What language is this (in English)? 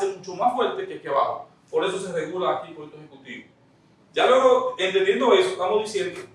Spanish